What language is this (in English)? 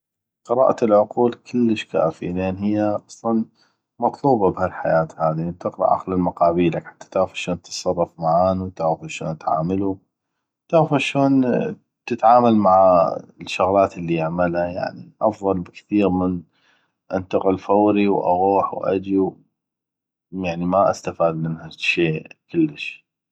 North Mesopotamian Arabic